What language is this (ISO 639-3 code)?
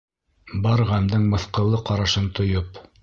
bak